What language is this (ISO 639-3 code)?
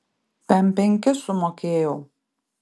lit